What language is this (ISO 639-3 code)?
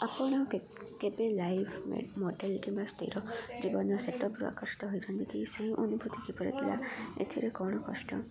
ori